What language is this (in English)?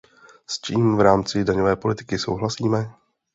Czech